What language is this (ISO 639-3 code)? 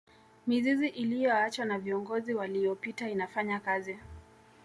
swa